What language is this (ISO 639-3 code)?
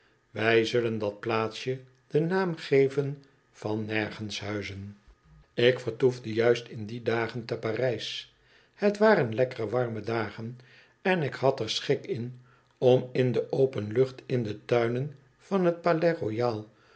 nld